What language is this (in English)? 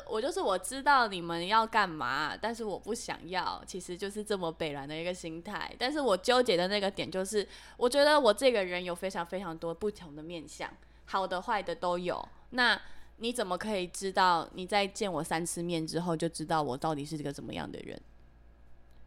Chinese